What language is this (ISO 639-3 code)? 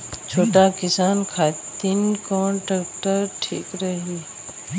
bho